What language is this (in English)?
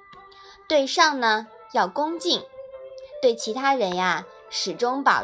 Chinese